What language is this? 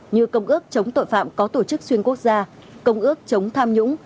Vietnamese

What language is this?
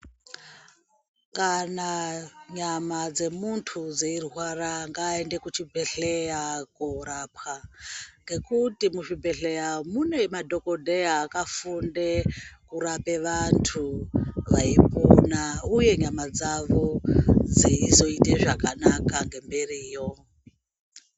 Ndau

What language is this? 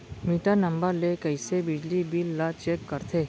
Chhattisgarhi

